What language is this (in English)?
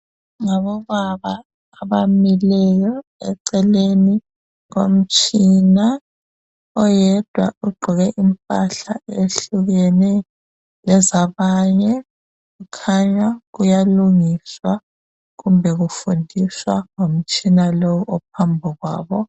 North Ndebele